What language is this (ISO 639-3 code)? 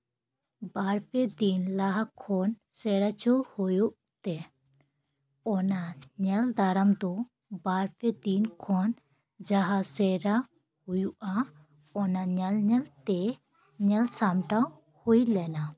sat